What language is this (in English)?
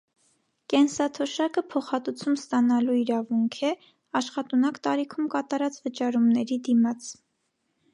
Armenian